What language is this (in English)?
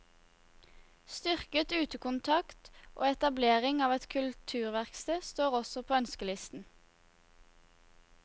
Norwegian